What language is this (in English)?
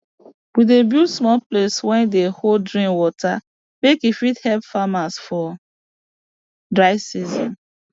Nigerian Pidgin